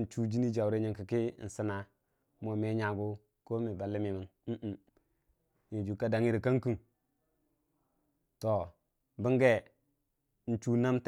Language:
Dijim-Bwilim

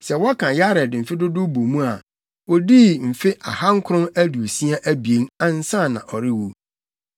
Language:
Akan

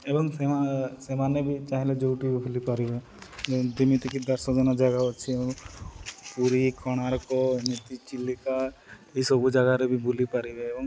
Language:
Odia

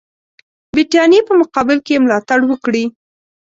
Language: Pashto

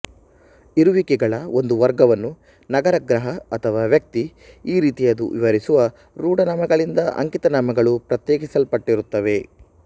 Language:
Kannada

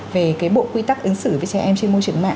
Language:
Vietnamese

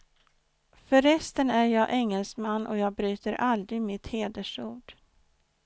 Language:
Swedish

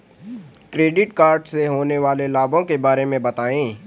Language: Hindi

